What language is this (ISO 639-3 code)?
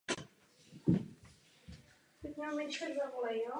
ces